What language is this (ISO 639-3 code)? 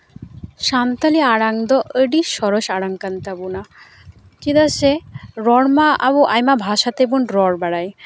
sat